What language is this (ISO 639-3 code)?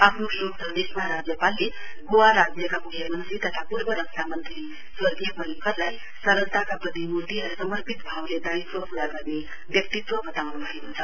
nep